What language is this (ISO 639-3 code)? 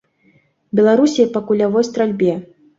bel